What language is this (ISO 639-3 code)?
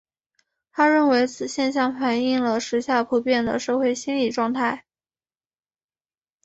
zho